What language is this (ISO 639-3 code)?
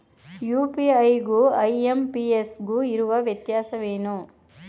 kan